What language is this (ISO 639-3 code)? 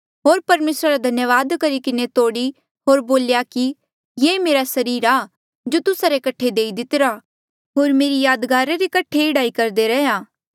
mjl